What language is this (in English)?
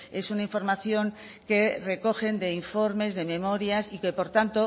Spanish